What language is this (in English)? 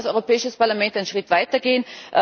German